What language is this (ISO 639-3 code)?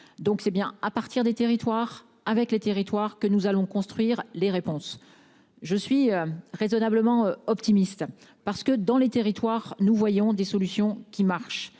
fra